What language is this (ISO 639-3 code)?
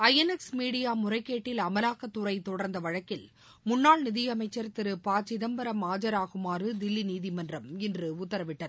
tam